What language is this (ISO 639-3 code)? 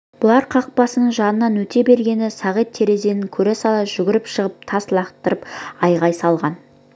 kaz